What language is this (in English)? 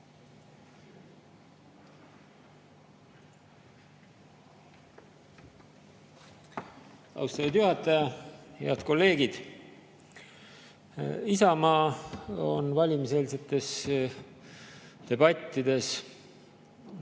Estonian